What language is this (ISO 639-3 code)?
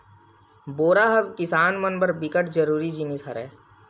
hne